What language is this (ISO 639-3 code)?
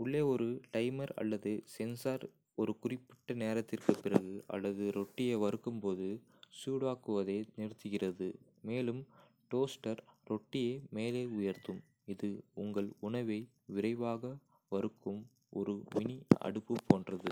kfe